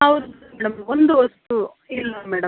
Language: Kannada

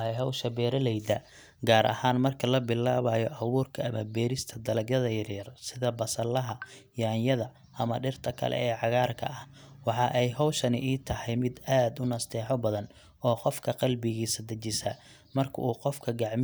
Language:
Somali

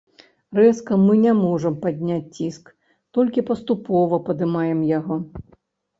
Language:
Belarusian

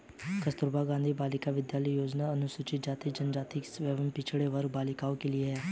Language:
Hindi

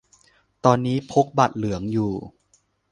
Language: Thai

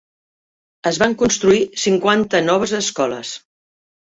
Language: Catalan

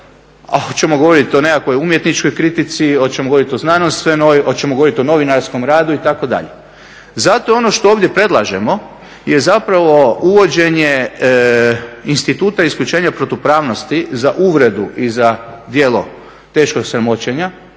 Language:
Croatian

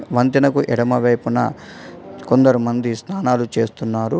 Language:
Telugu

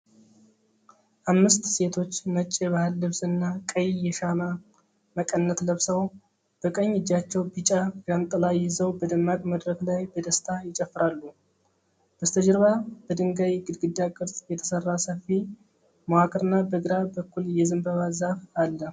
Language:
Amharic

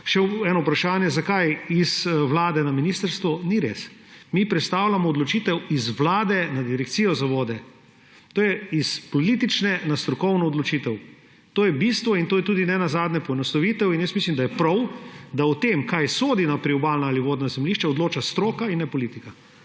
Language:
Slovenian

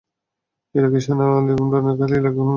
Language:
Bangla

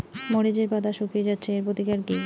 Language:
Bangla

